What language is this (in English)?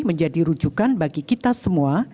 Indonesian